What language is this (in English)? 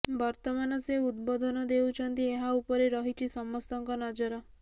Odia